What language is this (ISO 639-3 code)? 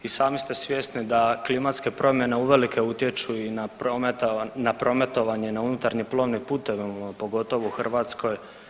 hrv